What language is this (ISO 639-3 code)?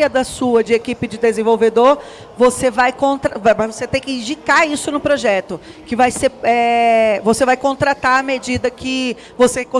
por